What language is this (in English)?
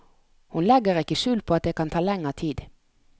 Norwegian